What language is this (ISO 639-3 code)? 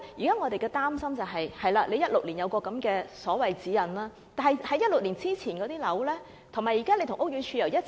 yue